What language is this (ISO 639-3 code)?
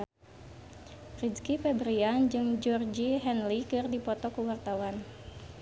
sun